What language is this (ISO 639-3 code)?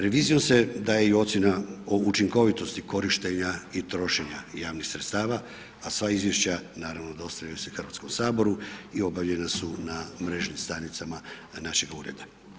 hrv